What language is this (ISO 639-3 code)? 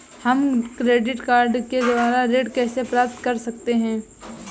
hin